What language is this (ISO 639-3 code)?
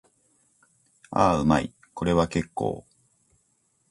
jpn